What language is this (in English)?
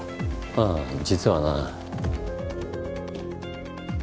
Japanese